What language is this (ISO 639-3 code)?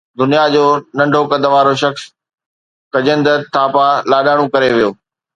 snd